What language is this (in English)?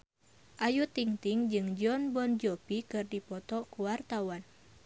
Sundanese